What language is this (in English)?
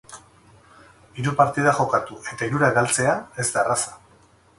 Basque